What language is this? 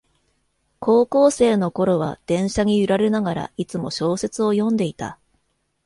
Japanese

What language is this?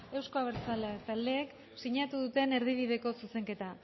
Basque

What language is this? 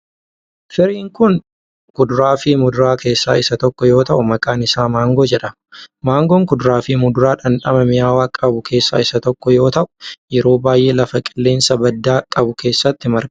Oromo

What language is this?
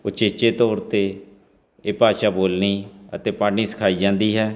Punjabi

